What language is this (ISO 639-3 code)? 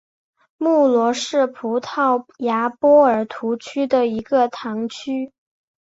zho